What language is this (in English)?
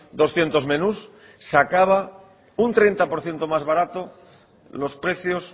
Spanish